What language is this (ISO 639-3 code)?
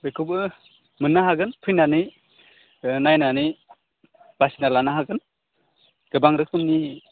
brx